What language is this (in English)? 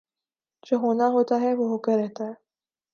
Urdu